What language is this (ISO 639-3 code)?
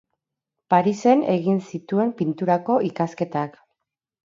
eus